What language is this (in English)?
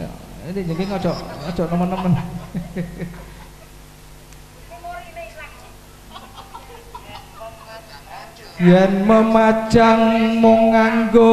Indonesian